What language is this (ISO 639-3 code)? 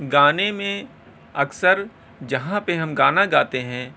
urd